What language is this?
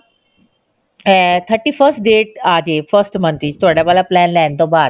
Punjabi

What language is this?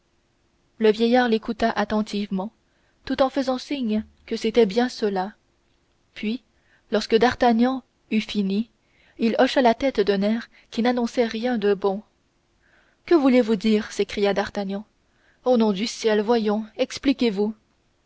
French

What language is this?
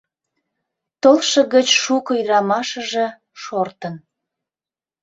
Mari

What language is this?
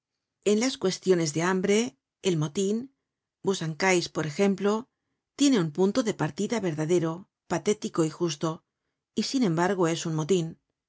Spanish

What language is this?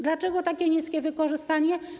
Polish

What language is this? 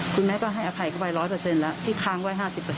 Thai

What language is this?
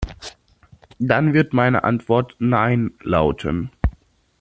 German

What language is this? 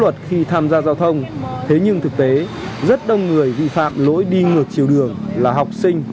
Vietnamese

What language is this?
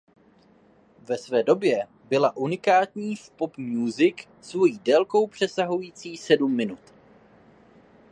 Czech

